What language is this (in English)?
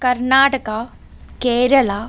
Malayalam